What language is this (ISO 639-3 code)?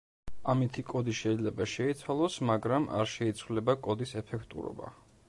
kat